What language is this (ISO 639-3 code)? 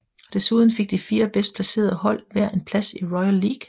dan